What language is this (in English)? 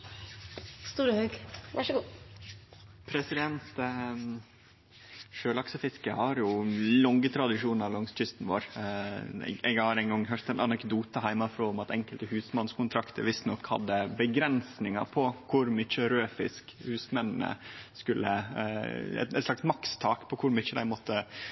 Norwegian